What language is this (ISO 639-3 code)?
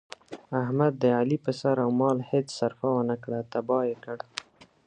pus